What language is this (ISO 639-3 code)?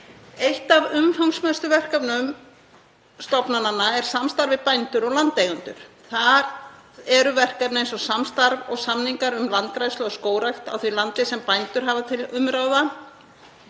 isl